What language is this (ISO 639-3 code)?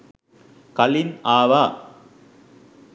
sin